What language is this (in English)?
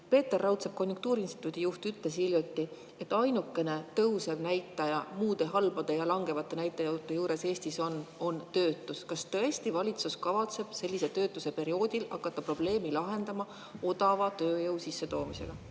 Estonian